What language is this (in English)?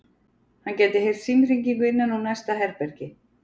Icelandic